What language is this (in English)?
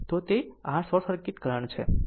Gujarati